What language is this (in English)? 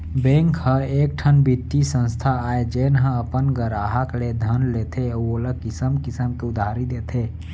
Chhattisgarhi